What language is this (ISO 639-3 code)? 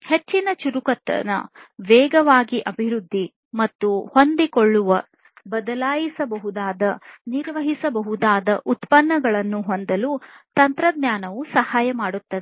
kan